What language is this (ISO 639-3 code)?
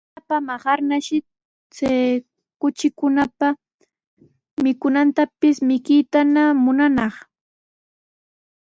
qws